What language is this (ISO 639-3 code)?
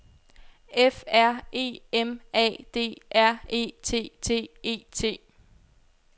dan